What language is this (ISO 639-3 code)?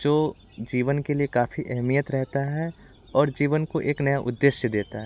hin